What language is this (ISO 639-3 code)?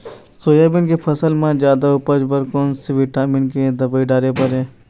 hne